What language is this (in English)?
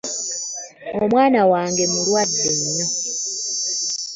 Ganda